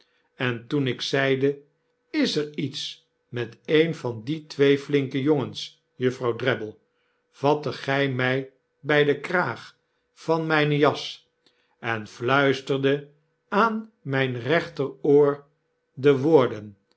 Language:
Dutch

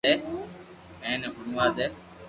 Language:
Loarki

